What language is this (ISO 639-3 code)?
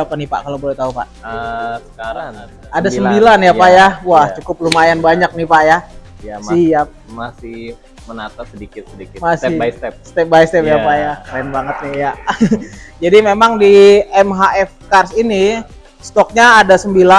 ind